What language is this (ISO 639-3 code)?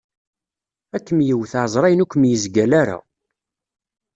kab